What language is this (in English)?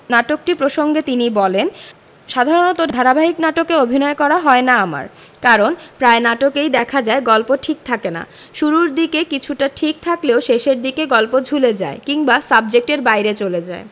Bangla